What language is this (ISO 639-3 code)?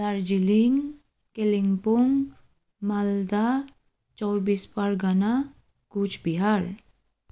nep